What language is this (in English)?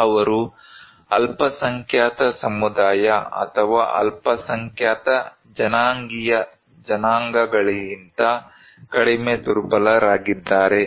Kannada